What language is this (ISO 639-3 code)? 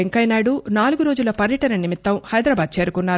tel